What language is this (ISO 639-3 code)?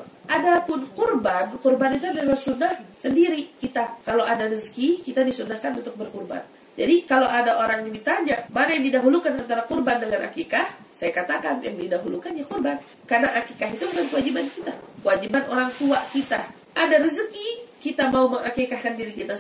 ind